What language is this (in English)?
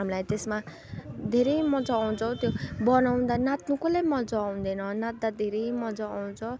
Nepali